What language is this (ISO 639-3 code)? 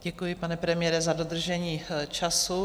ces